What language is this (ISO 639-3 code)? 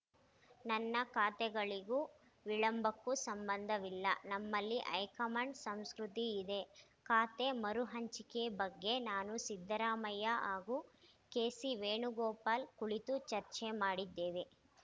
kan